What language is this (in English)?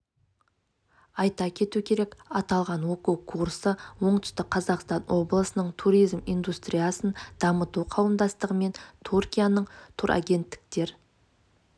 Kazakh